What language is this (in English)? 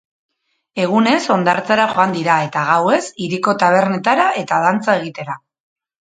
Basque